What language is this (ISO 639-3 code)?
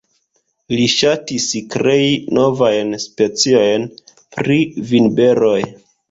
epo